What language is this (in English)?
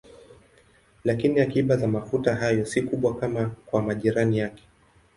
Swahili